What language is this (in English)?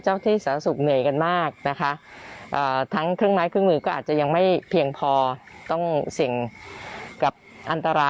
Thai